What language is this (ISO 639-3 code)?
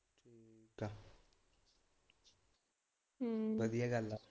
pan